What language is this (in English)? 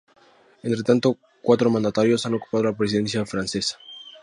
Spanish